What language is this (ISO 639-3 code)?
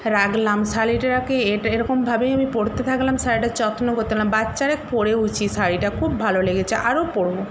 ben